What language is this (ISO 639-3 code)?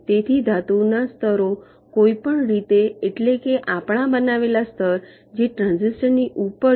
guj